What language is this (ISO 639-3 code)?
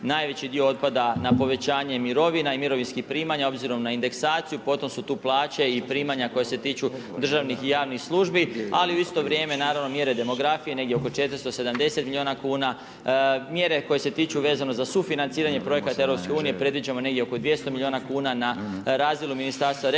hrv